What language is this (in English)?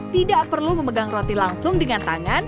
Indonesian